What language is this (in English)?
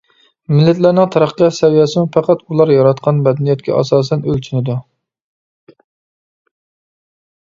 Uyghur